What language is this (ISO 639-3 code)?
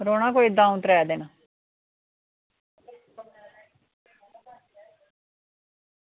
doi